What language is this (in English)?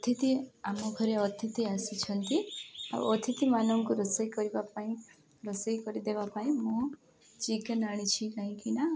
Odia